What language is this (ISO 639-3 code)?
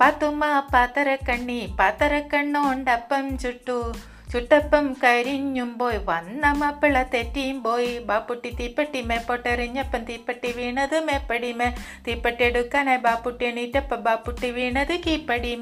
mal